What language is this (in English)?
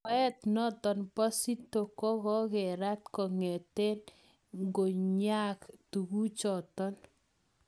Kalenjin